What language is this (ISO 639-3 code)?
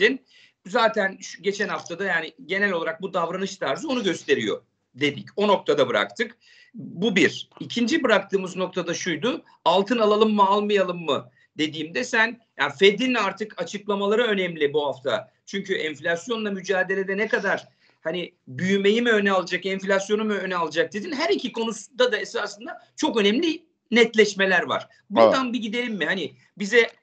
tur